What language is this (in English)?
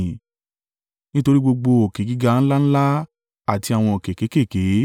Yoruba